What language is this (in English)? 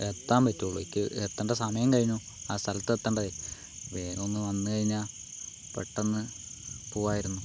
Malayalam